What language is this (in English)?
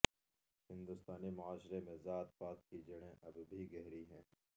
Urdu